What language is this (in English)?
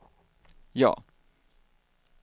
Swedish